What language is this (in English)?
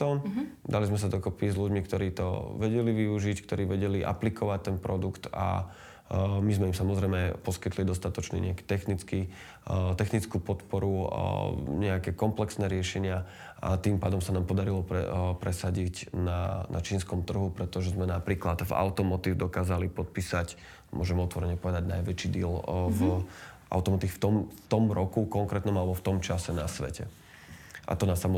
Slovak